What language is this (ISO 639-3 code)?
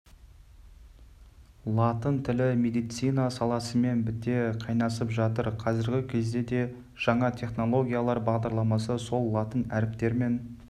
kaz